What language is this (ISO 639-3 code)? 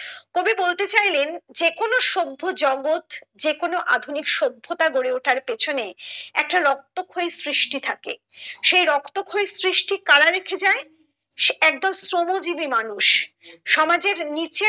ben